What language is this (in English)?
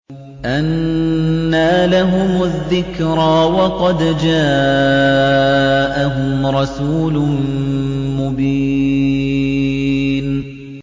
Arabic